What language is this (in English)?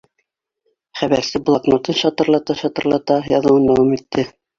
Bashkir